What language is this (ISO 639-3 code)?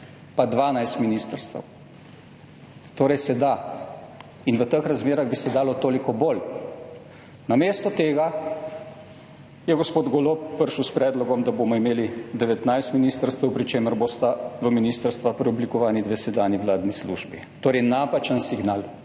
slv